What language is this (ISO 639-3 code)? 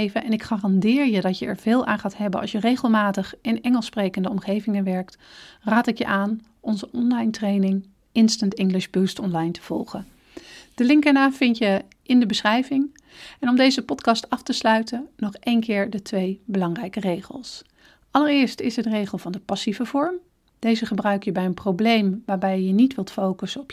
nld